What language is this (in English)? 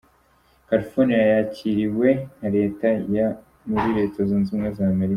Kinyarwanda